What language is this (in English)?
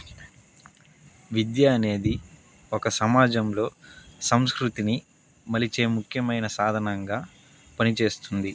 Telugu